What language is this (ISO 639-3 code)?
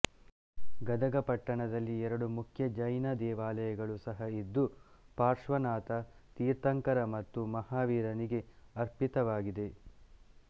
kan